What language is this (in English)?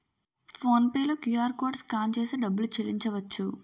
Telugu